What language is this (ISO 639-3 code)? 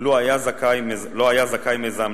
heb